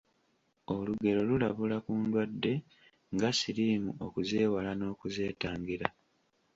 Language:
Ganda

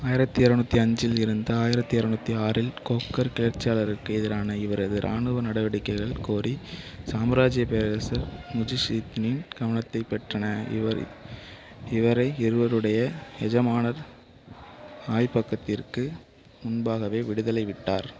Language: Tamil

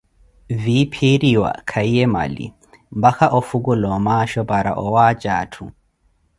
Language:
Koti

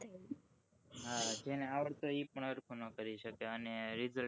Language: Gujarati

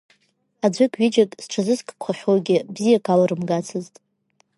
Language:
Abkhazian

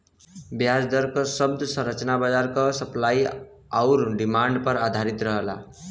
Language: Bhojpuri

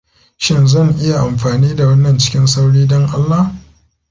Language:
Hausa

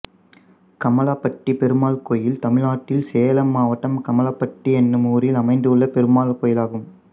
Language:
Tamil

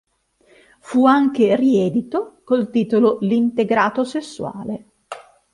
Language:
Italian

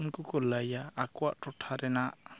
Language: Santali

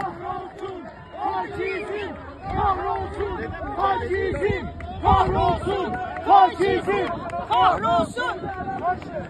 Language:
Turkish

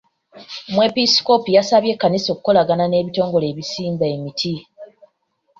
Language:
Ganda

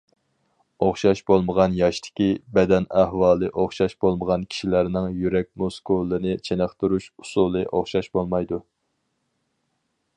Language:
Uyghur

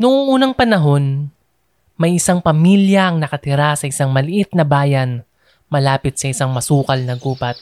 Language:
Filipino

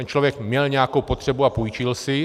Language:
Czech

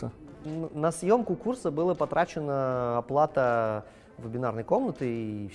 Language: Russian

